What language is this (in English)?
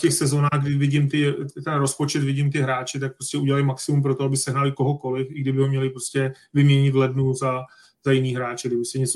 Czech